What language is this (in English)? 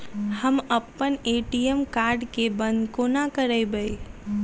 Maithili